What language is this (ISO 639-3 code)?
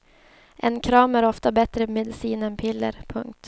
swe